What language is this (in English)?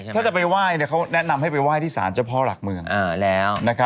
Thai